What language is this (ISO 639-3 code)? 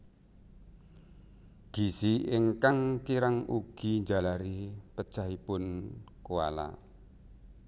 jav